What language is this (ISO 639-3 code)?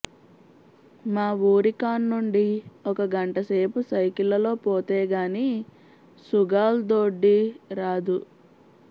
tel